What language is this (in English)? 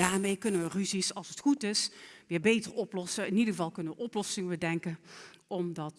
Dutch